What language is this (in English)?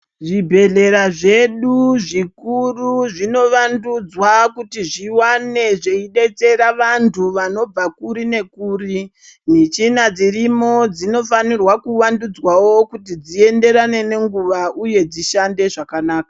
Ndau